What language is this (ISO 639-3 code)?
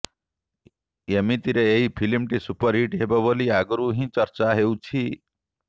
ori